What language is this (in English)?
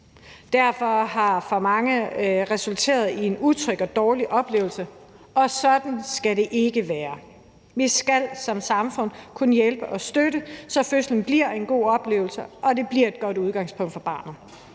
Danish